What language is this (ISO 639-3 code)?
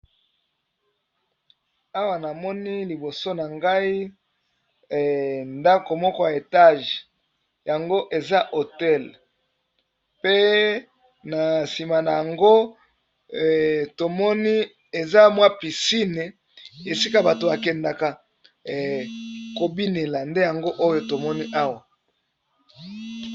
lin